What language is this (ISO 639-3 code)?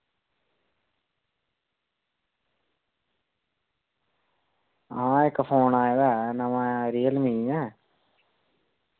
doi